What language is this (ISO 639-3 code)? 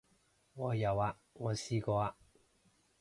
yue